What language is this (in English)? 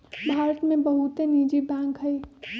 Magahi